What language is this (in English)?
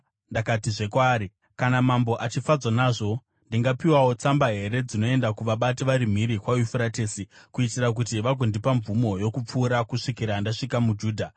Shona